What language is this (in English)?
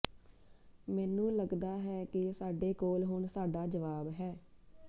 Punjabi